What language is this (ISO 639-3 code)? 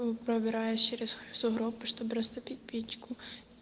rus